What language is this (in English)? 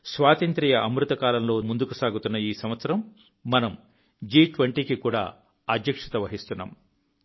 Telugu